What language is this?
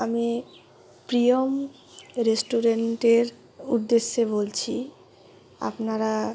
Bangla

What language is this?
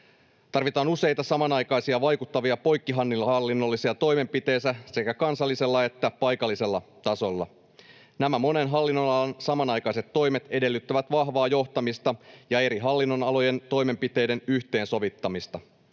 Finnish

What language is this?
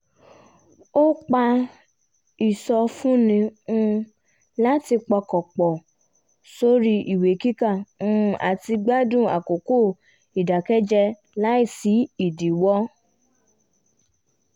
Yoruba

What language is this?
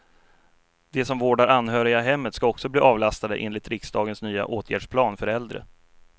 Swedish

